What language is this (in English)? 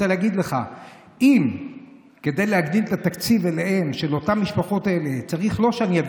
Hebrew